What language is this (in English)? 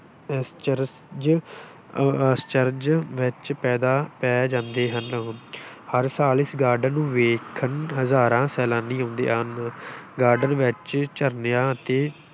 Punjabi